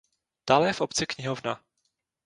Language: Czech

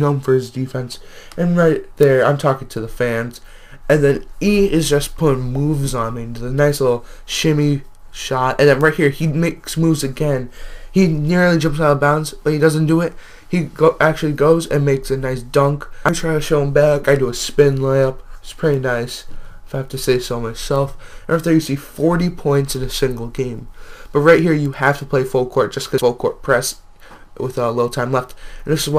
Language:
English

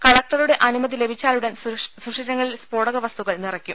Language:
Malayalam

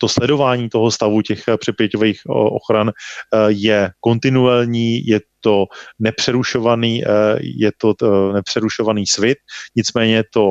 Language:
Czech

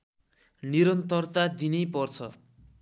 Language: Nepali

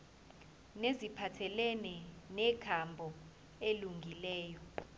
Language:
Zulu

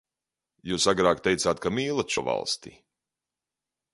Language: Latvian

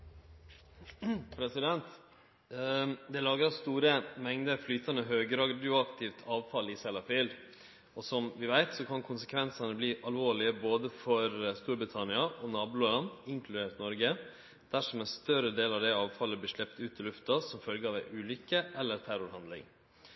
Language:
Norwegian Nynorsk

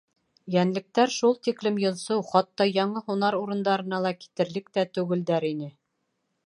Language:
Bashkir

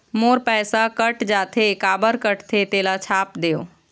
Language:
Chhattisgarhi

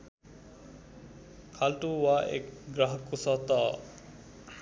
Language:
Nepali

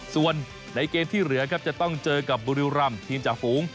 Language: Thai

